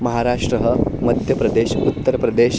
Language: Sanskrit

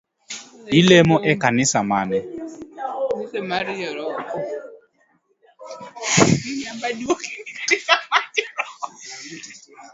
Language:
Luo (Kenya and Tanzania)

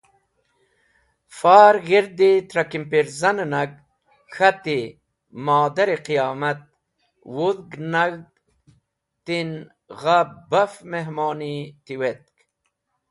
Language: Wakhi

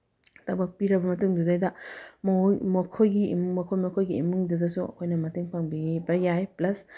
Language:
Manipuri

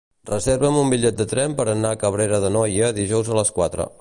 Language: Catalan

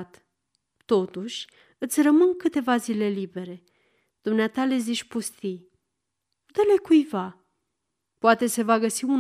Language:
Romanian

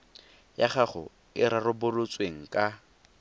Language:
Tswana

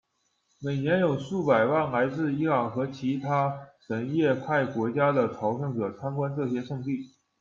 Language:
Chinese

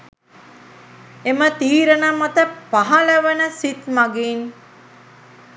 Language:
Sinhala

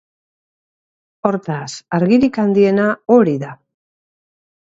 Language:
Basque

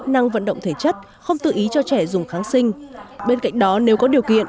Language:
Vietnamese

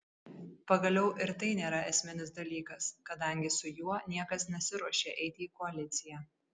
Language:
Lithuanian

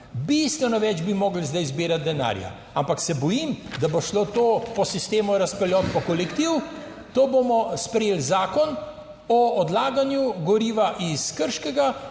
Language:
Slovenian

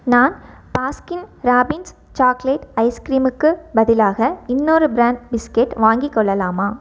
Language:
Tamil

